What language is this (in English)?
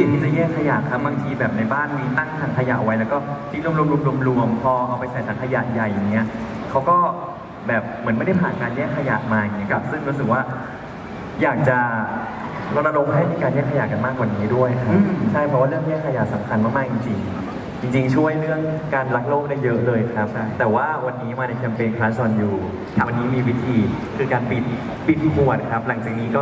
Thai